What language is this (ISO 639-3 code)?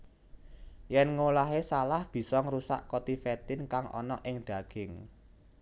jav